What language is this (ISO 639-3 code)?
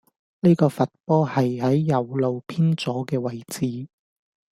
yue